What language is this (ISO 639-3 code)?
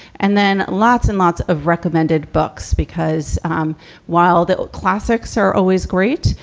eng